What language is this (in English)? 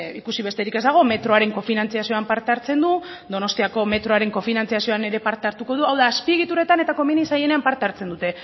Basque